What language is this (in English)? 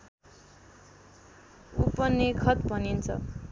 Nepali